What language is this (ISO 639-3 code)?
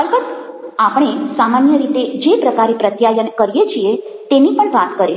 guj